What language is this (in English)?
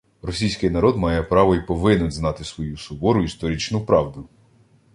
Ukrainian